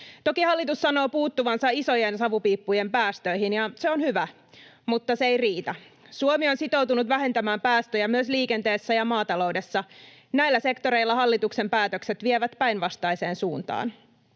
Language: Finnish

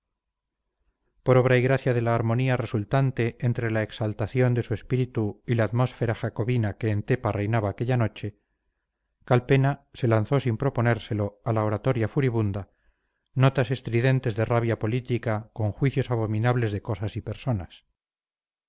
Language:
Spanish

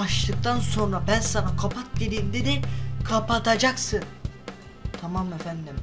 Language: Turkish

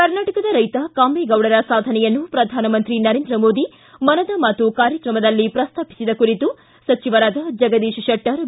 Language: Kannada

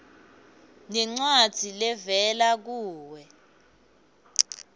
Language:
Swati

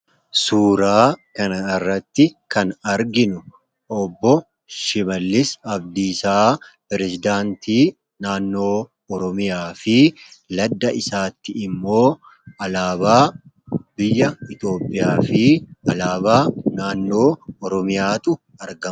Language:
Oromo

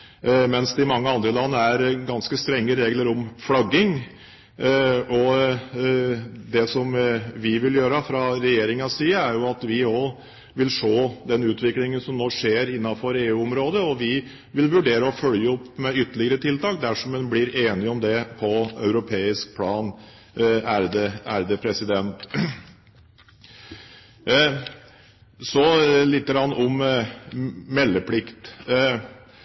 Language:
Norwegian Bokmål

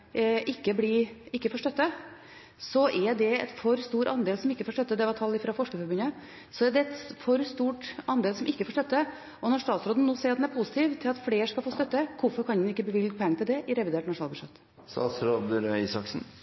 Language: Norwegian Bokmål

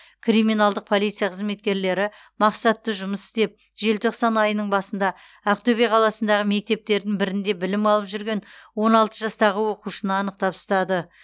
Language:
Kazakh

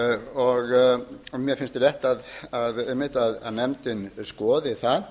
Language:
Icelandic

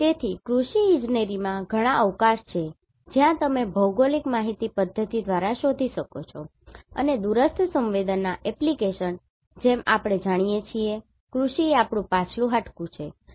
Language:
Gujarati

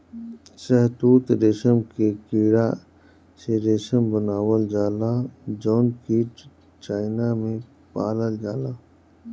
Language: Bhojpuri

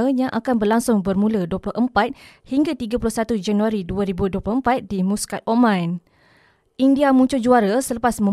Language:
Malay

